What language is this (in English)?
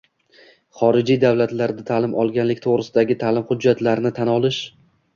Uzbek